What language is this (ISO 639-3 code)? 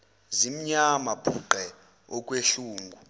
zul